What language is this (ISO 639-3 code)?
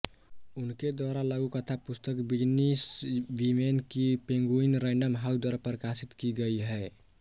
hin